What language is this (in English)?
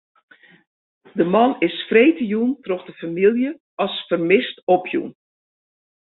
Western Frisian